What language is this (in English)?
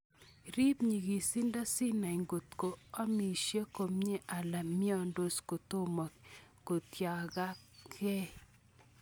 Kalenjin